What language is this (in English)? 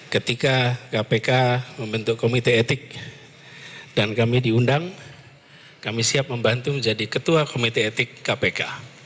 Indonesian